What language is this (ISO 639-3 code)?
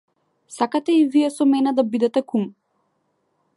mkd